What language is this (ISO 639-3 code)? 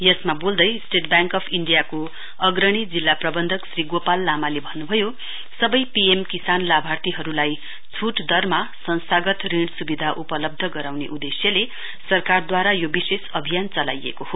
nep